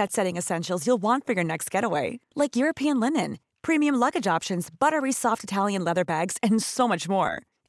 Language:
Swedish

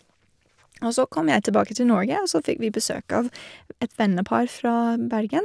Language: Norwegian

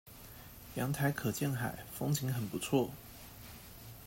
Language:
Chinese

